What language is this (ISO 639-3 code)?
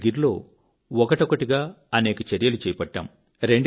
tel